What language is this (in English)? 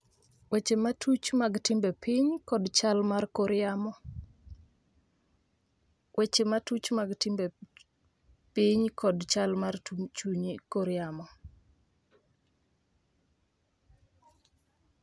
Luo (Kenya and Tanzania)